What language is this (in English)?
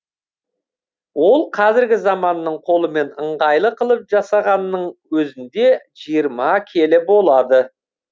Kazakh